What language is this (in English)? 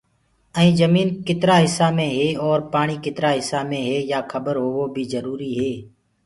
Gurgula